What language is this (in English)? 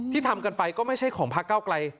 Thai